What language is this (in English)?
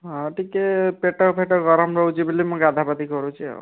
Odia